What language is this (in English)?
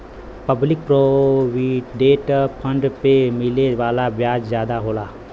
Bhojpuri